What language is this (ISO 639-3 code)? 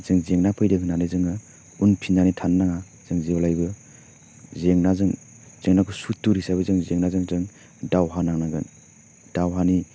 brx